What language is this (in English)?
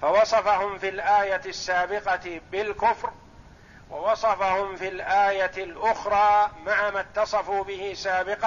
Arabic